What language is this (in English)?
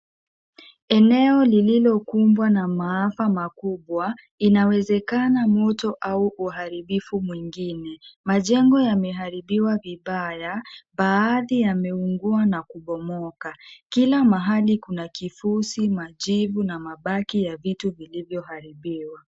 Swahili